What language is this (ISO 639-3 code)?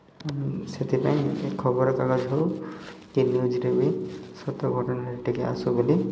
ori